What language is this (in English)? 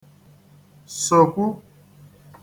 Igbo